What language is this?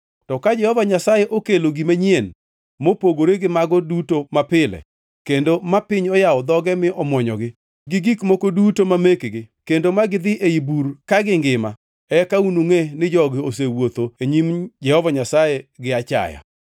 Luo (Kenya and Tanzania)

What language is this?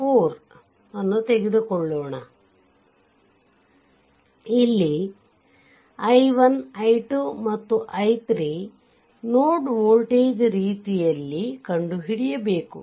Kannada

